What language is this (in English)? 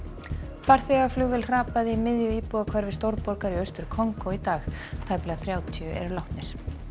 Icelandic